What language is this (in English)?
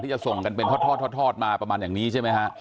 Thai